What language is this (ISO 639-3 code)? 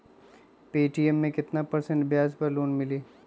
mag